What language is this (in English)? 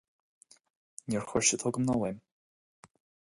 Irish